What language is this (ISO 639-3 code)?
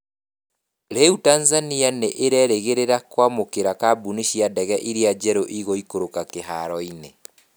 kik